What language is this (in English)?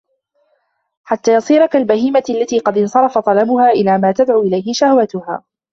Arabic